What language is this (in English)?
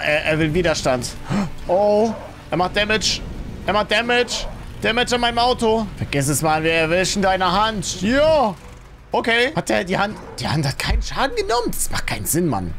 German